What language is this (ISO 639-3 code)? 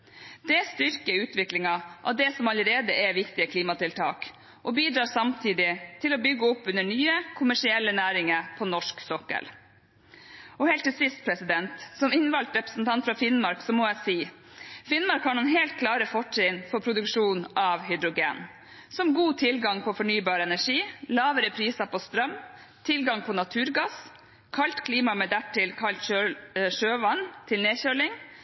nob